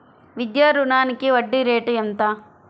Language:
Telugu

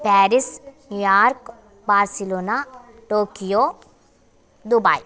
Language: Sanskrit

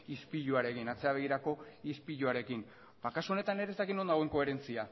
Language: Basque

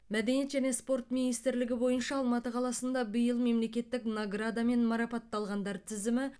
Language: Kazakh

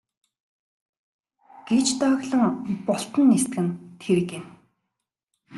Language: Mongolian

